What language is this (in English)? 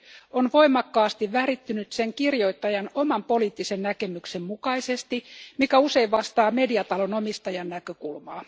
Finnish